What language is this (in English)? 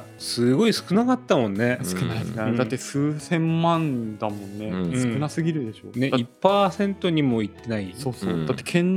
Japanese